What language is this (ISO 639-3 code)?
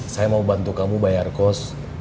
ind